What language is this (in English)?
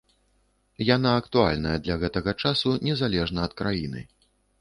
Belarusian